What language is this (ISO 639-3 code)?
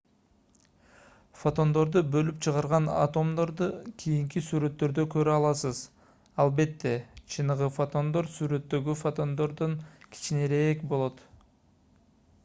kir